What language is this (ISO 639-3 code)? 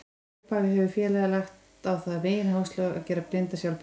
isl